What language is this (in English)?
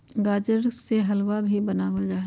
Magahi